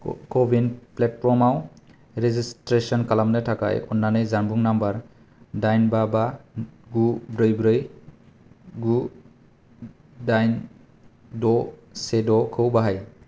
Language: Bodo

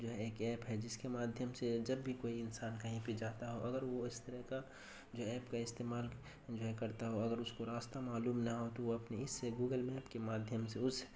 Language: Urdu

